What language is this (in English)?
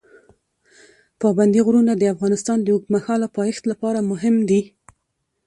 Pashto